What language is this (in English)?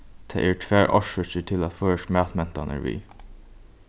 Faroese